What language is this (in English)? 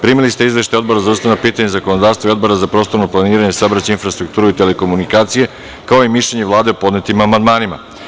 Serbian